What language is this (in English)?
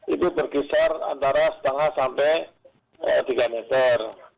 Indonesian